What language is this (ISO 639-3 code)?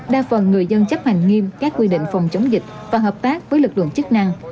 vie